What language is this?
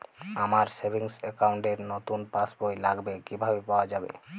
Bangla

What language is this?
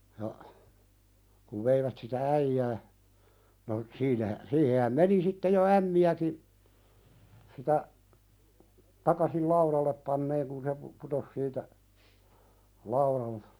Finnish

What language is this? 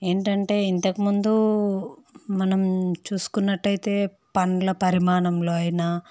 Telugu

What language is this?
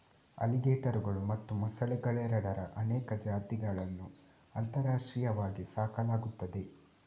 Kannada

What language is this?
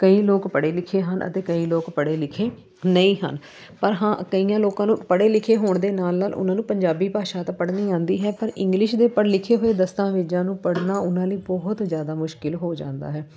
Punjabi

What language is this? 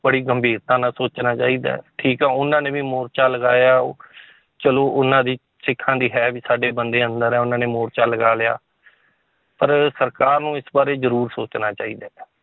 Punjabi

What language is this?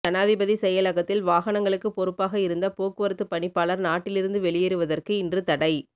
Tamil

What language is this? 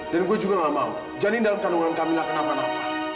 Indonesian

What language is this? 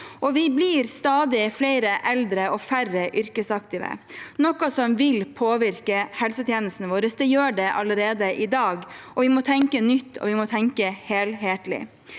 Norwegian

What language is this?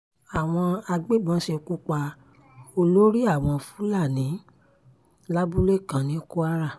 Yoruba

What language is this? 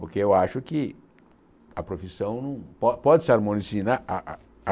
Portuguese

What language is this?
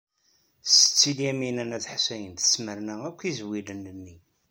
Kabyle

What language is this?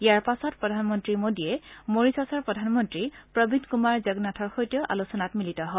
Assamese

